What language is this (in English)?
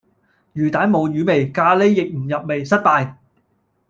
Cantonese